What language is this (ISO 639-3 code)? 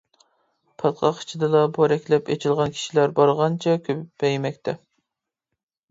uig